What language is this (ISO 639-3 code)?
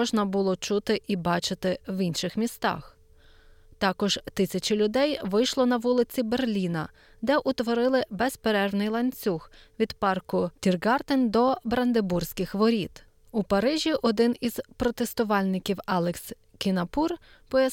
ukr